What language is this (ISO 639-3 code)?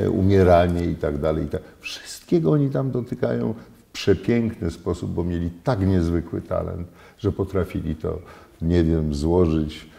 pol